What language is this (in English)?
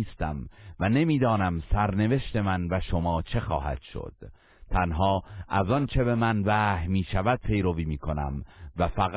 Persian